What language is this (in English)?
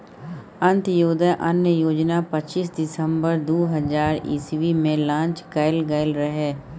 Maithili